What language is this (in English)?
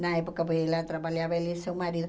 Portuguese